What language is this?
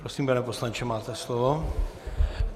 Czech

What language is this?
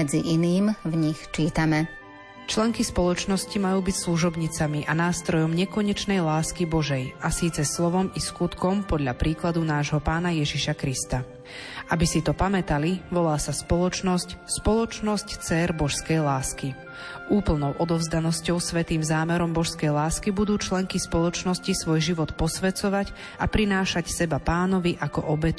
Slovak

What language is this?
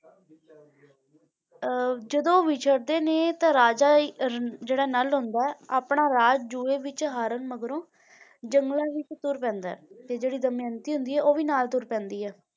Punjabi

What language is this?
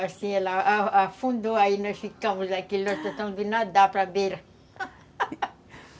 Portuguese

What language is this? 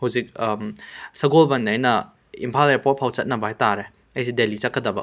Manipuri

